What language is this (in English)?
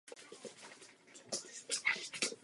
Czech